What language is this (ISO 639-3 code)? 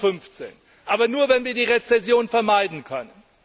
deu